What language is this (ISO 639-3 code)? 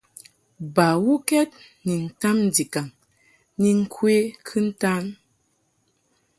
mhk